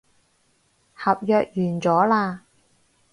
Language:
Cantonese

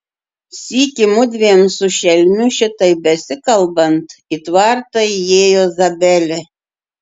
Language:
Lithuanian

